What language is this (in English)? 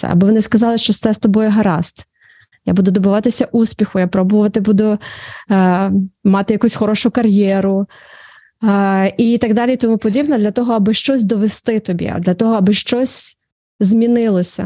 Ukrainian